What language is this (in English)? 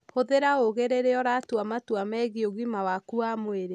Kikuyu